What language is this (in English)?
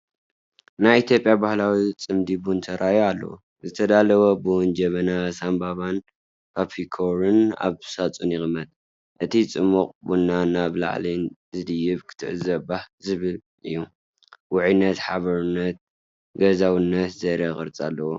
Tigrinya